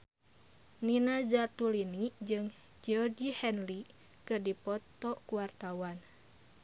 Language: Sundanese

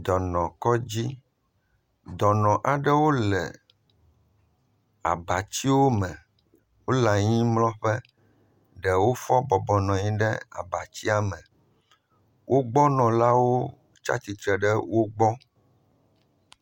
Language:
Ewe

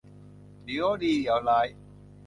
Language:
Thai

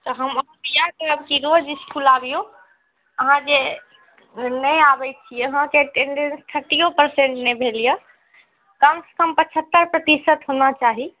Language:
Maithili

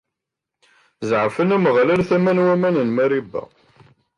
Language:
Kabyle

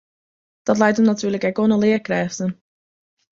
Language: Western Frisian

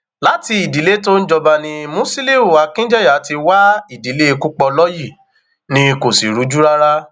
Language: Yoruba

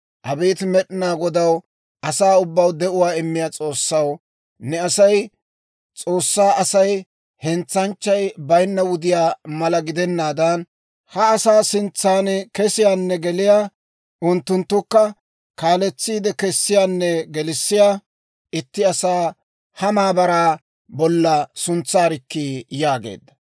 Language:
Dawro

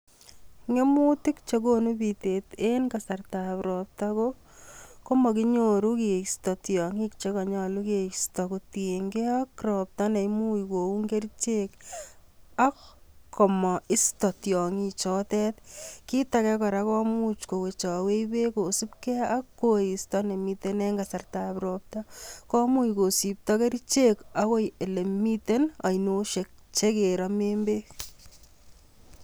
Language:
Kalenjin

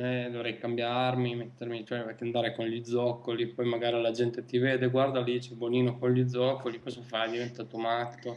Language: Italian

